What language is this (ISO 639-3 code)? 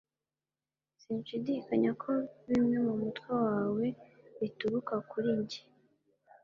kin